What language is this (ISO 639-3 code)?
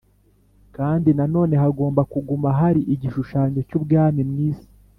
kin